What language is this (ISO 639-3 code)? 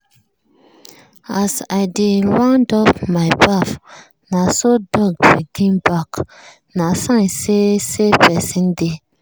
pcm